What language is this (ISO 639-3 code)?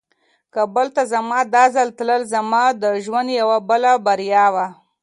pus